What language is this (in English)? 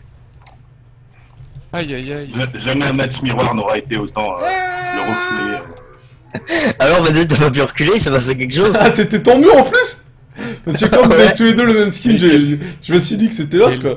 French